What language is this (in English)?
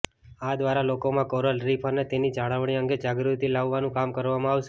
Gujarati